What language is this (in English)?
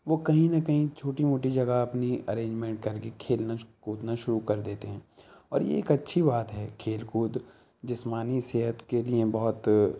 Urdu